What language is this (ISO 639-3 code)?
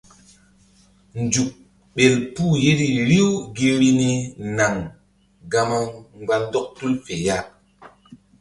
mdd